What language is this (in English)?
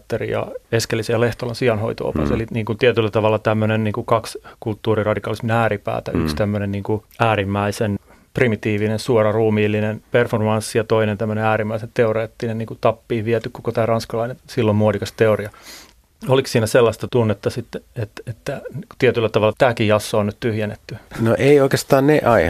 Finnish